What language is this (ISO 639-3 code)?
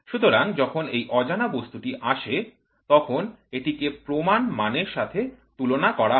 ben